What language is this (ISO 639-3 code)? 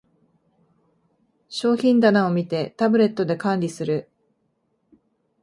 jpn